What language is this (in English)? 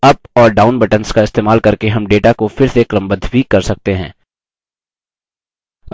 Hindi